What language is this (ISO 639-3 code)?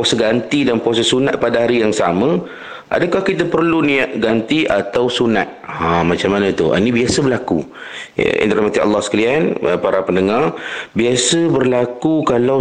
msa